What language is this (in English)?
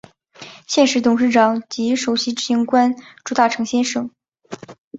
Chinese